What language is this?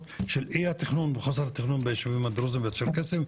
Hebrew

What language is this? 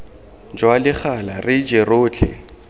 Tswana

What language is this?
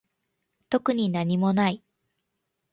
Japanese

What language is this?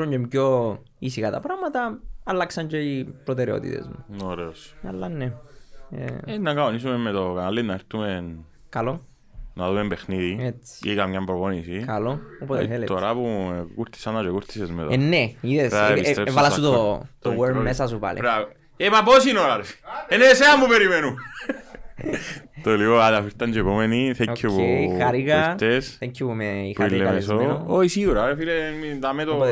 Greek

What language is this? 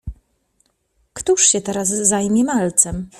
Polish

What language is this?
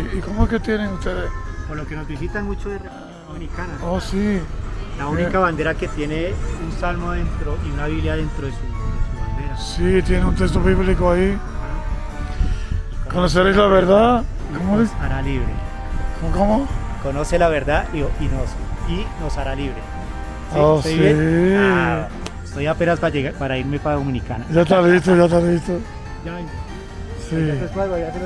Spanish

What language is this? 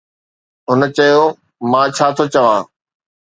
Sindhi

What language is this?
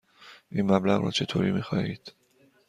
Persian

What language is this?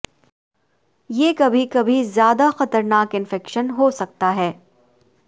Urdu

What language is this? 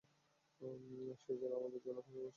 Bangla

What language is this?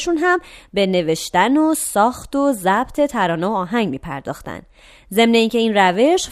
Persian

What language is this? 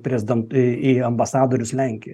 Lithuanian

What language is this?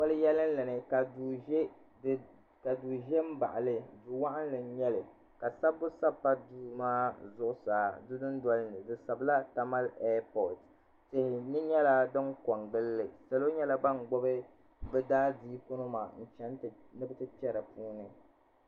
Dagbani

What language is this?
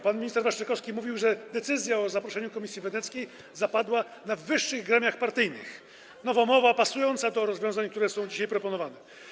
Polish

